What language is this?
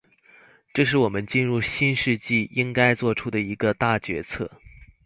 Chinese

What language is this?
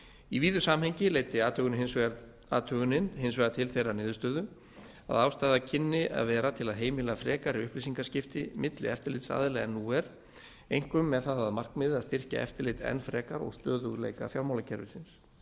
Icelandic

